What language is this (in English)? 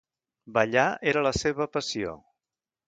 Catalan